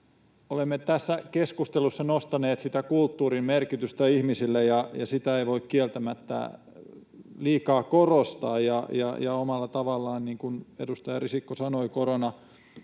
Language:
Finnish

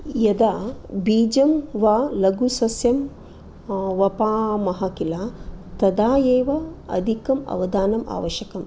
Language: Sanskrit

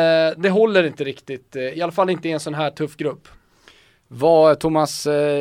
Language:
Swedish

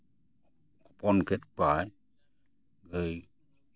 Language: Santali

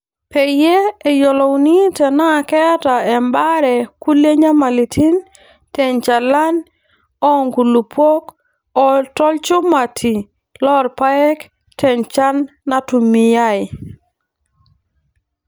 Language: Masai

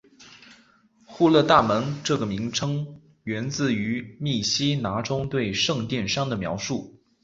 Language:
Chinese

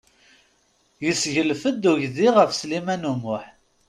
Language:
Kabyle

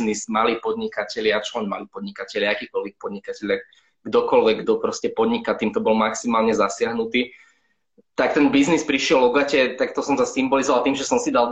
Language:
Slovak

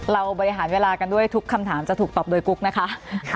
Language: Thai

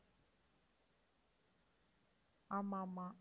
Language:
Tamil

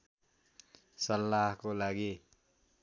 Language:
Nepali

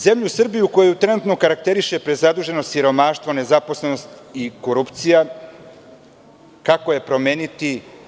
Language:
Serbian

